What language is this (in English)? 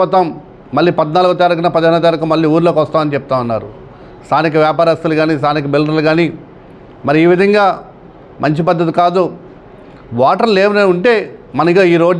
Telugu